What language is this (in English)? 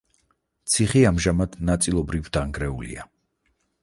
Georgian